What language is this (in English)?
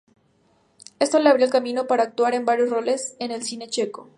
Spanish